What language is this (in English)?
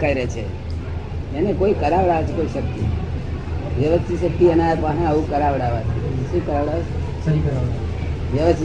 Gujarati